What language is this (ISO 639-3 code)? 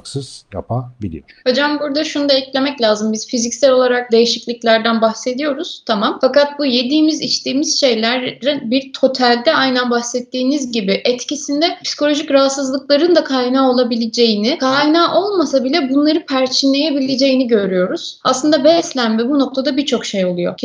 tur